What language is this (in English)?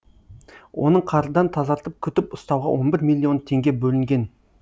Kazakh